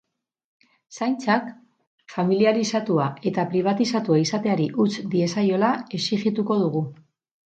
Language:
Basque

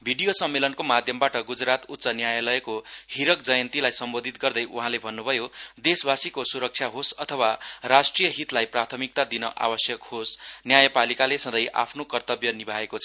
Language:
Nepali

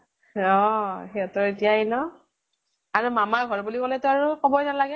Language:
Assamese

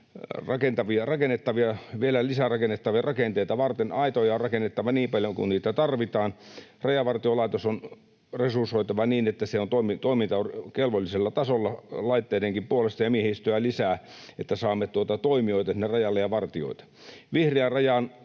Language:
Finnish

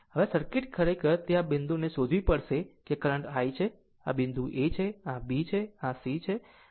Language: Gujarati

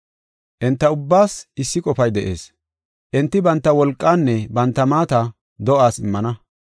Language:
Gofa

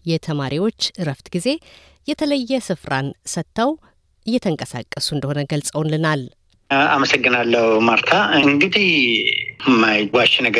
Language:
Amharic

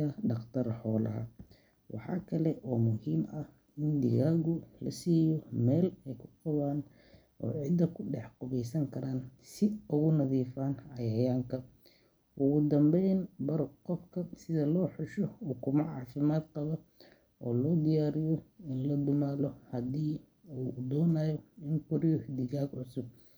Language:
Somali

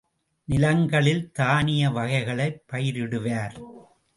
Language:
Tamil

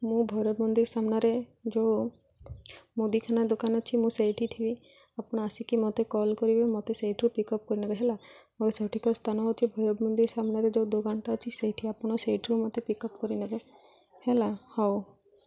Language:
Odia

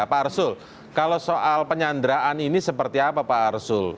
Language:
Indonesian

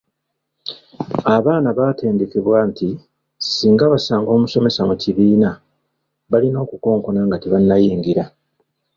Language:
Ganda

